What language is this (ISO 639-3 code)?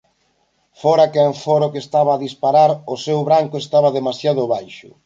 glg